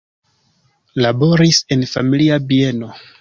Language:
Esperanto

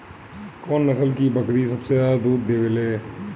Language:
Bhojpuri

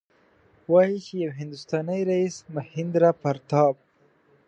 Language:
Pashto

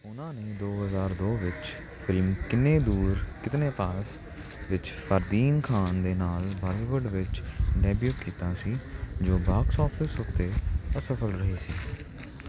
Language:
Punjabi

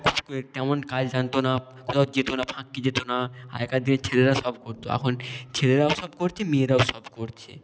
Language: Bangla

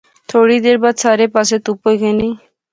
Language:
Pahari-Potwari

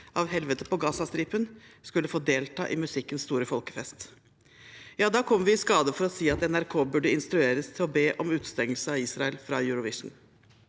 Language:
Norwegian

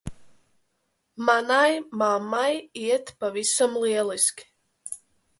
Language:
Latvian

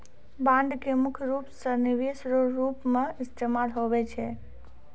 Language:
Maithili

